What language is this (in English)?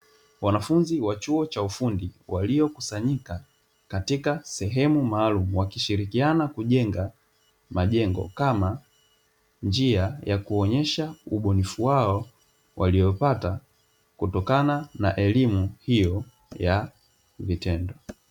Swahili